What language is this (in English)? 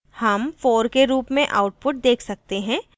Hindi